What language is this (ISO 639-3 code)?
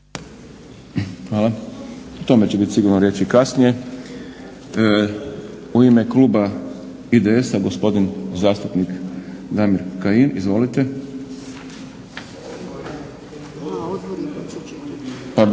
hrv